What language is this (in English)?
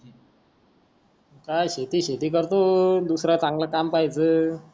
Marathi